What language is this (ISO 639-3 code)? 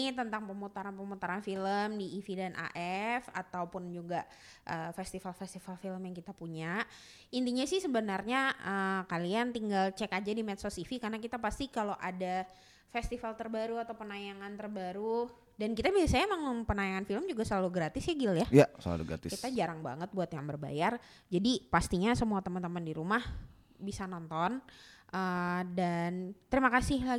ind